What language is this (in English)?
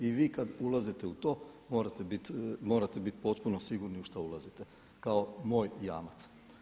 Croatian